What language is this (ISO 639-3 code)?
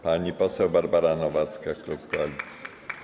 pol